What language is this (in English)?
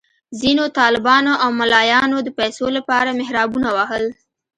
Pashto